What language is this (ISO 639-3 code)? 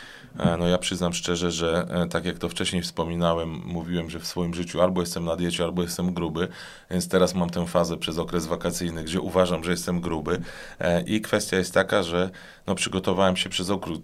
pol